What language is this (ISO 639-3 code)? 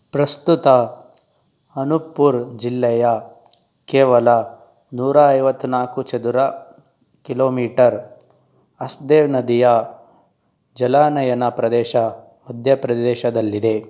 kan